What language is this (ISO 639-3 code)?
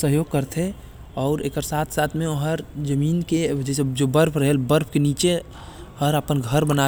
kfp